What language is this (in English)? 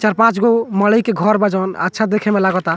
Bhojpuri